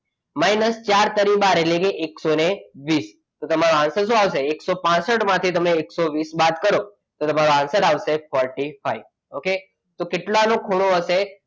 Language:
Gujarati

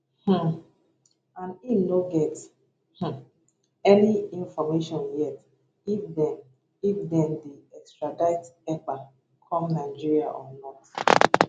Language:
Nigerian Pidgin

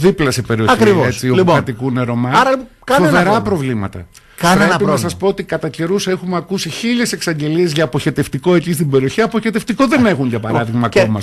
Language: Greek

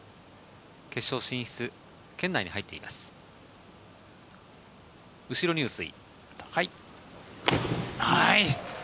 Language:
Japanese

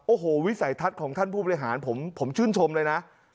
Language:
Thai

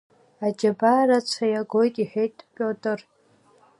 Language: Abkhazian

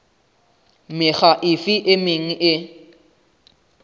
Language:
Southern Sotho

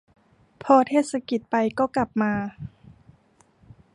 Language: Thai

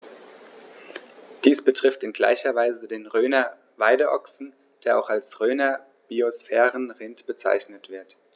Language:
German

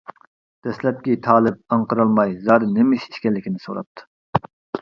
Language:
Uyghur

